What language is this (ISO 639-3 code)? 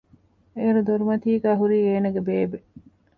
div